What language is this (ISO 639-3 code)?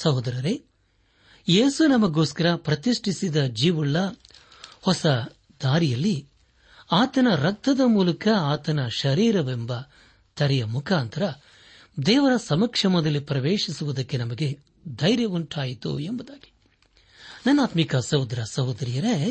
kan